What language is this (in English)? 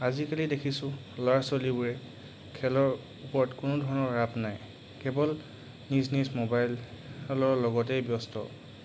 Assamese